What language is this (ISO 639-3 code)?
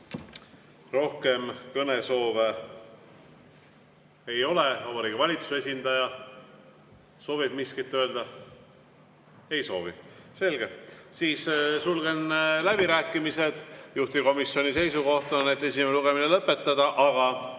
est